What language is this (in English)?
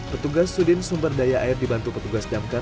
Indonesian